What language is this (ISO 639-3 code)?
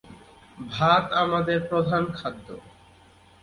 ben